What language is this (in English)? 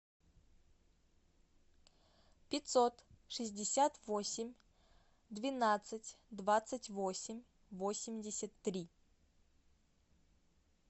Russian